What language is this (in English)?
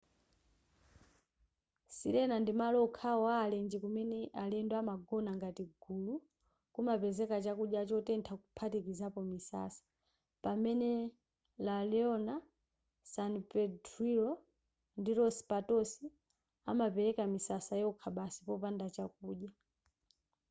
Nyanja